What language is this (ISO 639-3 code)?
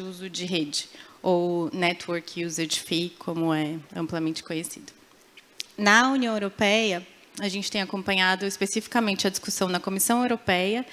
por